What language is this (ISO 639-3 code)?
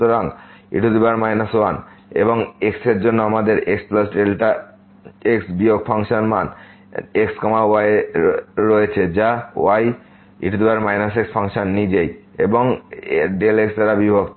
ben